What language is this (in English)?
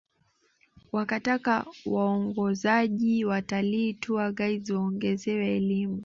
Swahili